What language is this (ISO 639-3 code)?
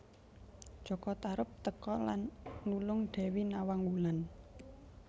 jav